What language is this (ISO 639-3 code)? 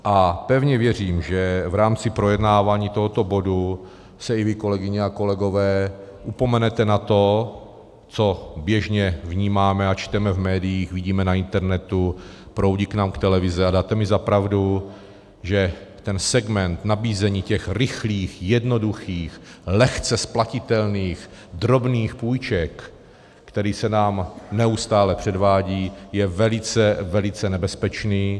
ces